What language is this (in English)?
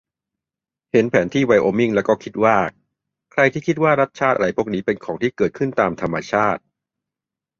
Thai